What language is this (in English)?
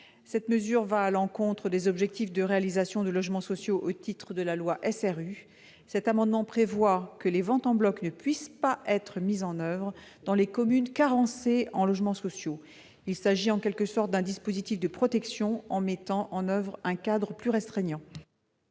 French